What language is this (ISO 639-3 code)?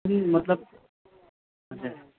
nep